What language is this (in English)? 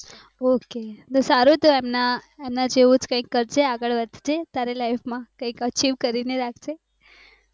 Gujarati